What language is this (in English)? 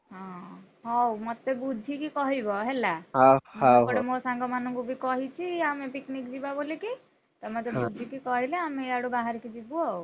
Odia